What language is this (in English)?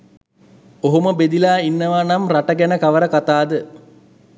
Sinhala